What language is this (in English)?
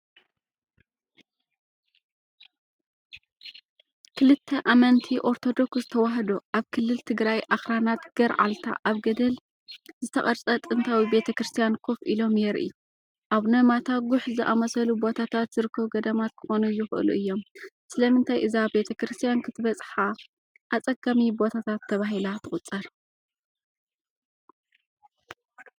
Tigrinya